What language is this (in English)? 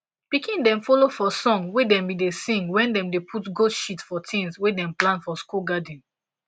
Nigerian Pidgin